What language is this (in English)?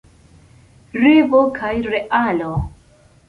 Esperanto